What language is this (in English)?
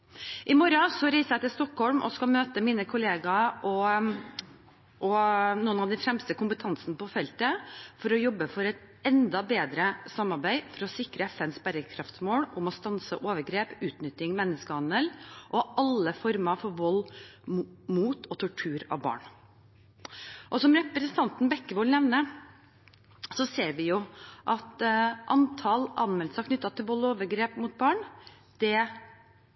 Norwegian Bokmål